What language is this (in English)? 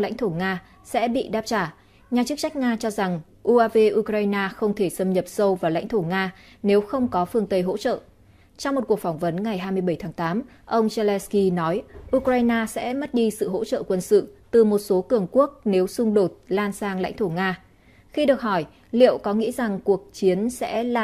Vietnamese